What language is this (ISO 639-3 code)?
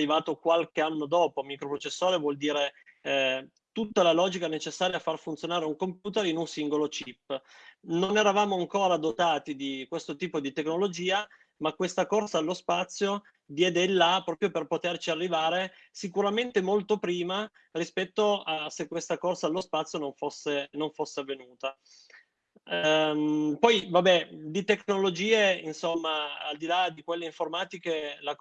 ita